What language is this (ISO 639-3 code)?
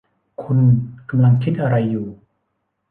tha